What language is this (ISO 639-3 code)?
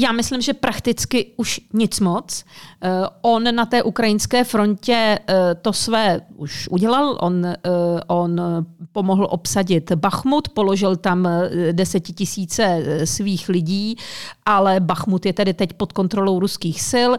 ces